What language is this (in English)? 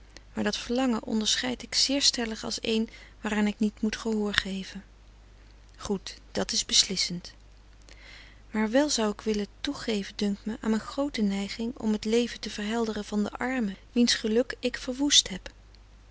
Dutch